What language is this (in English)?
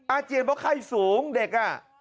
Thai